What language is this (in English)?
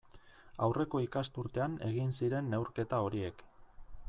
Basque